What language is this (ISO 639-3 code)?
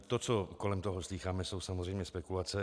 ces